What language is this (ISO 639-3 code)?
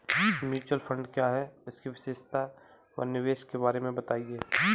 hin